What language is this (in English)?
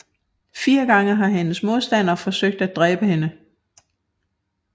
Danish